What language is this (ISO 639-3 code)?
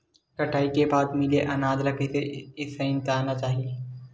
hne